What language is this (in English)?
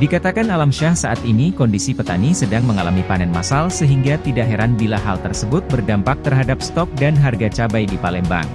Indonesian